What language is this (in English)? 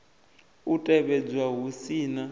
Venda